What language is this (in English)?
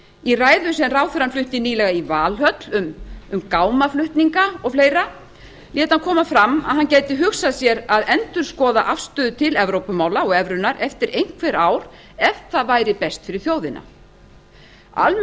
Icelandic